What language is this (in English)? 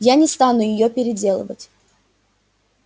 Russian